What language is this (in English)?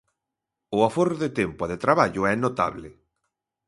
Galician